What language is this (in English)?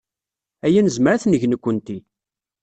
Kabyle